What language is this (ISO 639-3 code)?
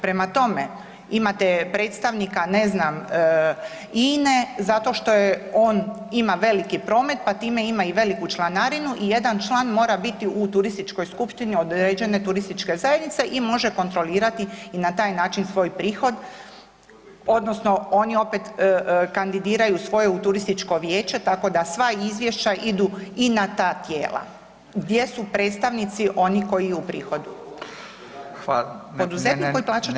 hrv